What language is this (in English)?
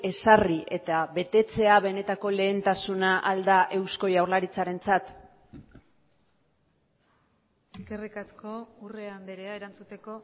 Basque